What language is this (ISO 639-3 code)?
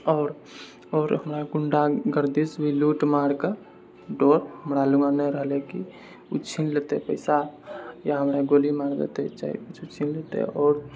mai